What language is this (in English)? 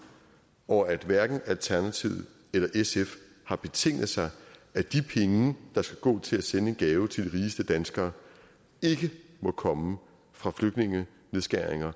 Danish